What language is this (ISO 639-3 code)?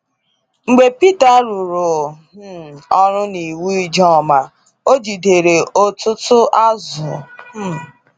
ibo